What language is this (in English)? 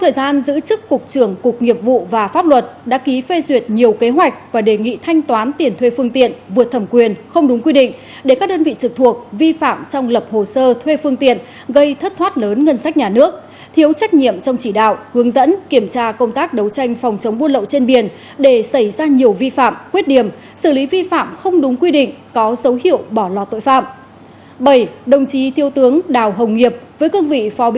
Vietnamese